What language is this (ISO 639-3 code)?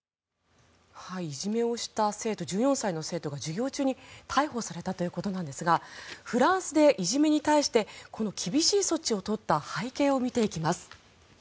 jpn